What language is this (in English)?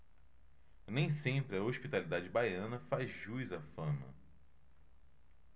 Portuguese